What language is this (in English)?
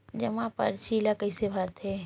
Chhattisgarhi